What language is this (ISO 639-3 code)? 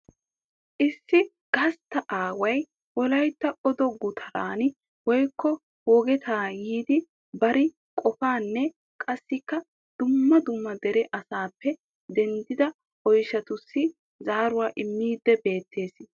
wal